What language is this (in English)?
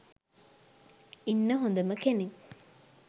Sinhala